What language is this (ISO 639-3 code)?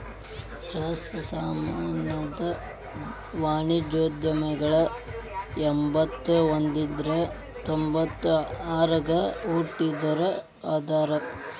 kan